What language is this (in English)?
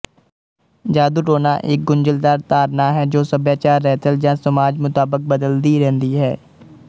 Punjabi